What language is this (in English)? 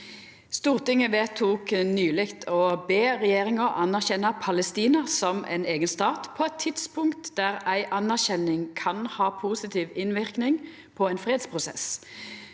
Norwegian